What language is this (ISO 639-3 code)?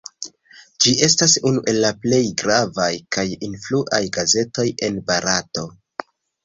epo